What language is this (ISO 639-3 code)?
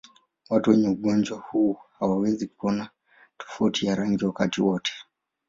swa